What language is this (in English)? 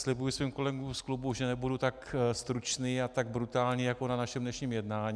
Czech